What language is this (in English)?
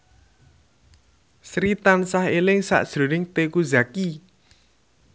Javanese